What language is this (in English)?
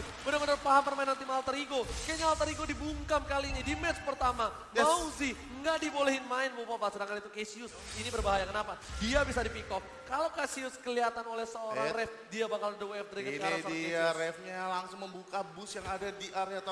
Indonesian